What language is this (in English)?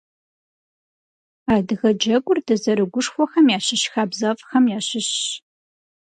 Kabardian